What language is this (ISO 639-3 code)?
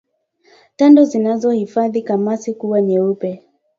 swa